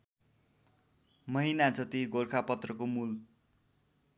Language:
Nepali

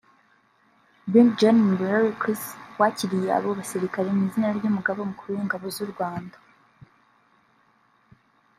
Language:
Kinyarwanda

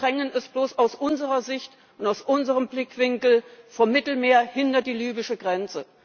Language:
German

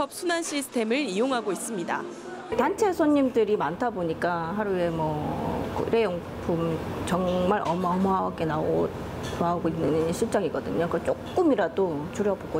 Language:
Korean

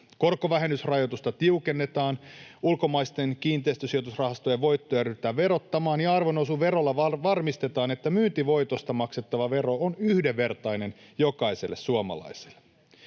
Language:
Finnish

